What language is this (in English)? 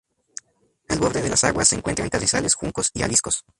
Spanish